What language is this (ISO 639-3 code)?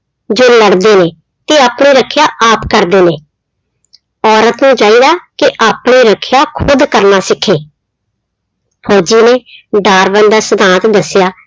pan